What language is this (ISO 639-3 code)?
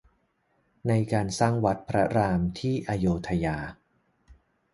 tha